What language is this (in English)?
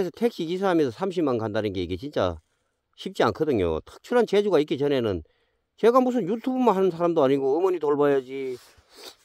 Korean